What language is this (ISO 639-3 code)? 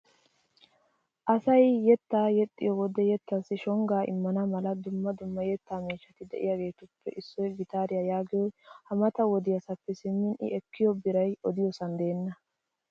wal